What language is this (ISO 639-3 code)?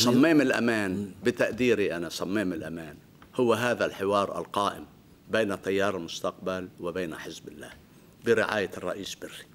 ara